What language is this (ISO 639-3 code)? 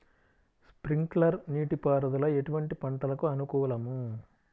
tel